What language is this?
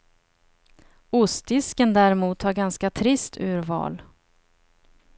Swedish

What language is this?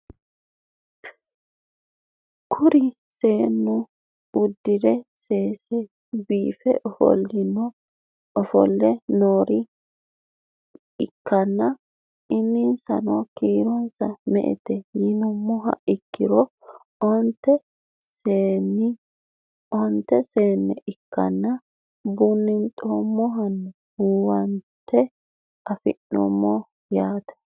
Sidamo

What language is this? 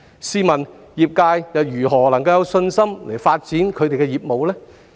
Cantonese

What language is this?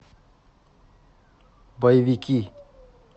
Russian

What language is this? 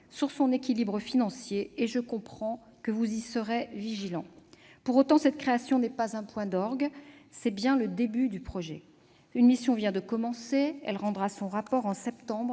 French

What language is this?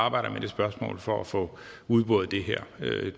Danish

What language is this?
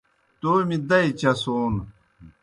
Kohistani Shina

